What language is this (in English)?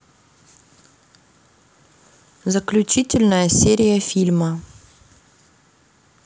Russian